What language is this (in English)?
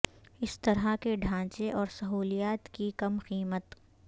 Urdu